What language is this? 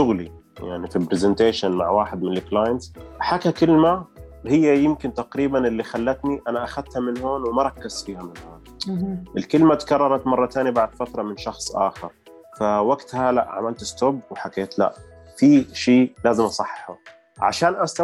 Arabic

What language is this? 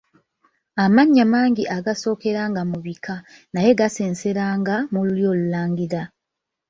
Ganda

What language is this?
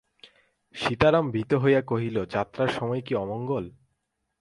Bangla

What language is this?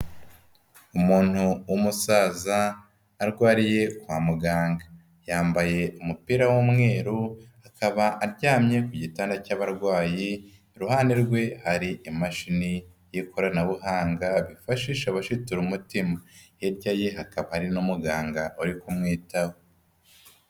Kinyarwanda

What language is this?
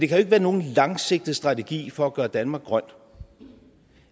Danish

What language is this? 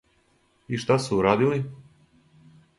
Serbian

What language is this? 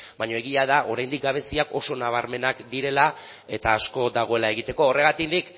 Basque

